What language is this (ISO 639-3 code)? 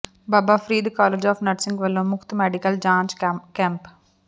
pan